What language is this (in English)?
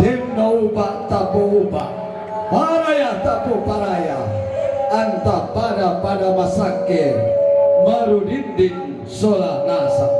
Indonesian